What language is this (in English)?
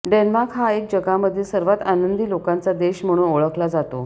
Marathi